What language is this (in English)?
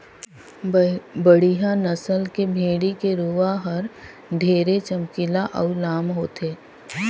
Chhattisgarhi